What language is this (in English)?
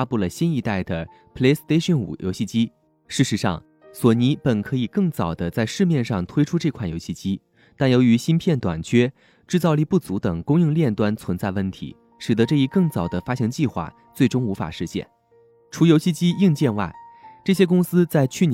Chinese